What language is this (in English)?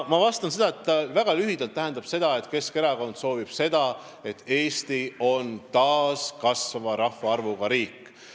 Estonian